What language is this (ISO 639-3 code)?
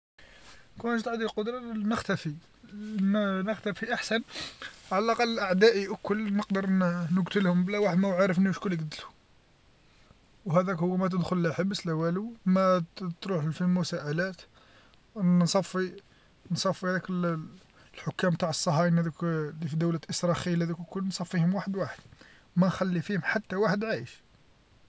arq